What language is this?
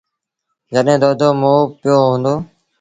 Sindhi Bhil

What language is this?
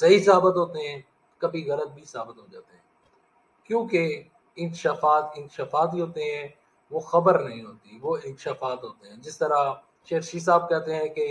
Hindi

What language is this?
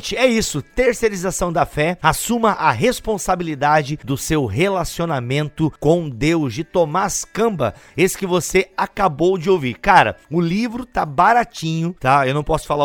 Portuguese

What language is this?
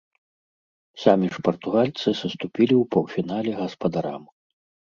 Belarusian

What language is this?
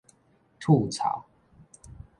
Min Nan Chinese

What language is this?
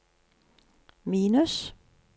Norwegian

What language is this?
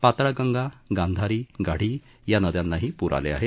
Marathi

